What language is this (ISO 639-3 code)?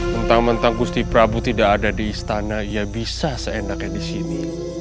ind